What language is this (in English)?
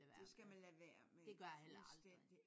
Danish